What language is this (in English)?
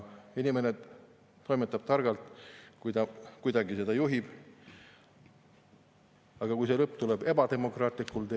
Estonian